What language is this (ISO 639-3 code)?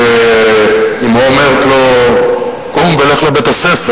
heb